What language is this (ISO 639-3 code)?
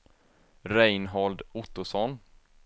swe